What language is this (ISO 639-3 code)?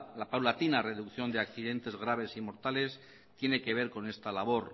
spa